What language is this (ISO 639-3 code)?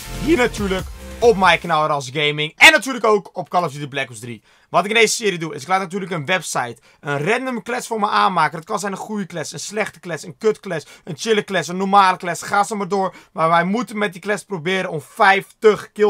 nld